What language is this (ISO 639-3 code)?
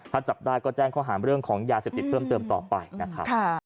tha